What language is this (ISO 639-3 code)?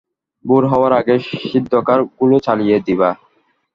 ben